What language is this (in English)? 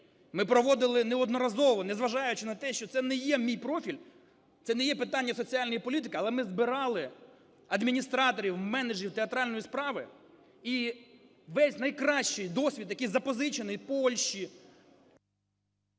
Ukrainian